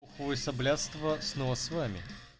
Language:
Russian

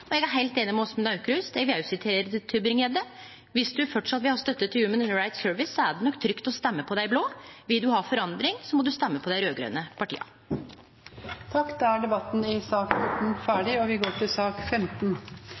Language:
Norwegian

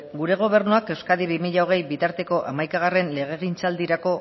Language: Basque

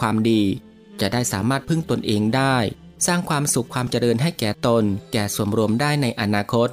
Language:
Thai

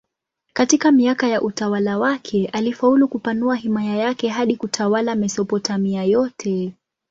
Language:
Swahili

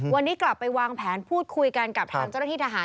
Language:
Thai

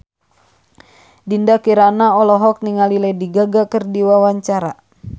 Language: Sundanese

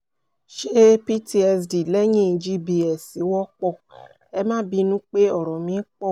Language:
Yoruba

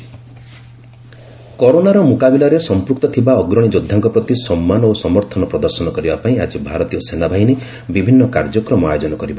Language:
Odia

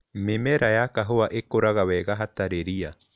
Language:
Kikuyu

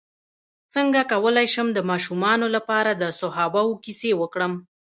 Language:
Pashto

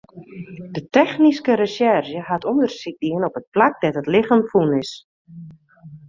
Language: Western Frisian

